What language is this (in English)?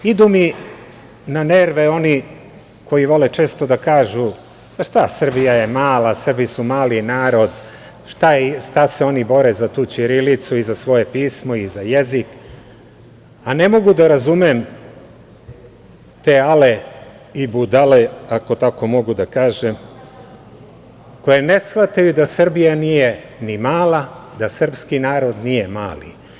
Serbian